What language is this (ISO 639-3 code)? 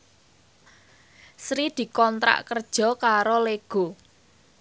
jav